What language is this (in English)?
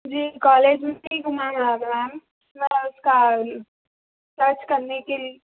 Urdu